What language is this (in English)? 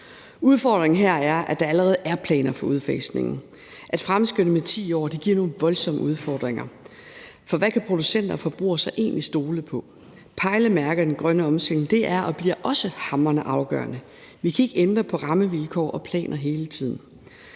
Danish